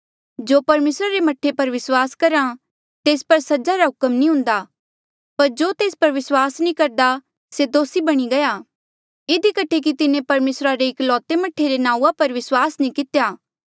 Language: Mandeali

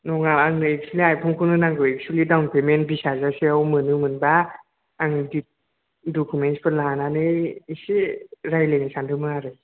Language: Bodo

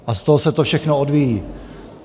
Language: Czech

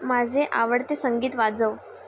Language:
Marathi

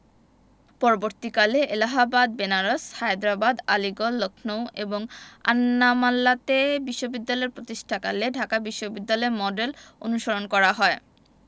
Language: Bangla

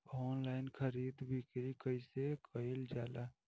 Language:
Bhojpuri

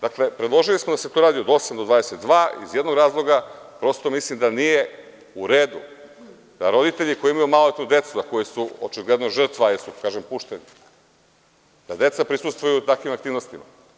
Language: Serbian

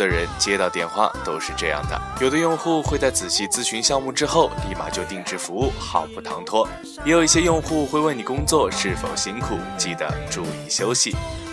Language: Chinese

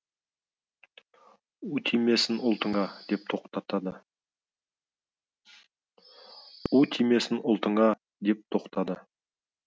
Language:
Kazakh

